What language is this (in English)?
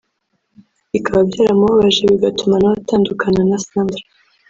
Kinyarwanda